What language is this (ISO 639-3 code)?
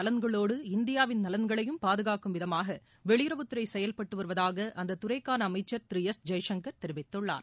tam